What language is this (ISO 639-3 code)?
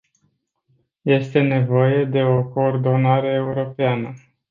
ron